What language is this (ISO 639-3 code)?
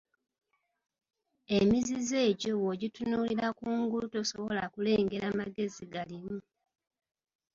lug